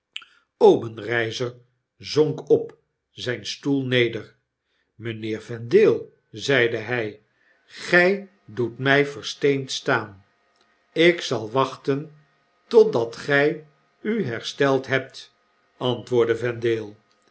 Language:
Dutch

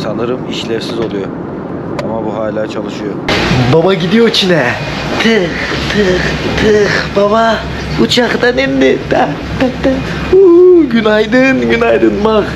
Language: Turkish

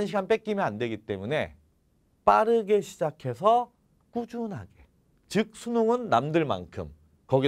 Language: Korean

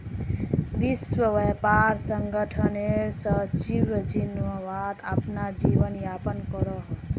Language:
Magahi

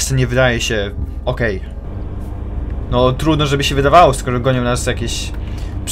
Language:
Polish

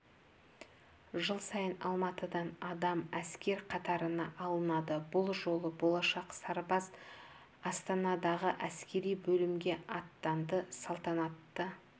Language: Kazakh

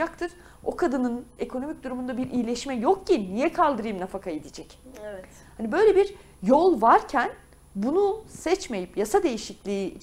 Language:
Turkish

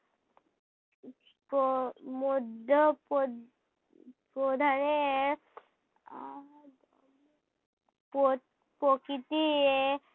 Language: Bangla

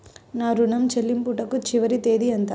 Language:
Telugu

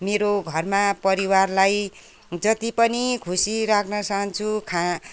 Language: Nepali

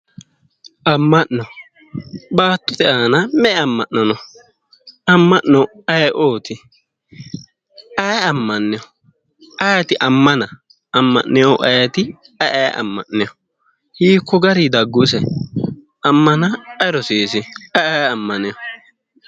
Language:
Sidamo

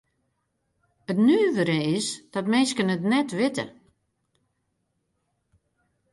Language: Western Frisian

